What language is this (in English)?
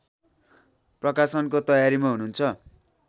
Nepali